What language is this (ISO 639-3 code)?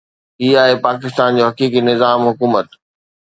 snd